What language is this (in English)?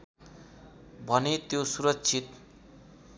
Nepali